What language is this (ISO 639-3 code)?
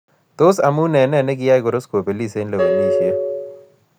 kln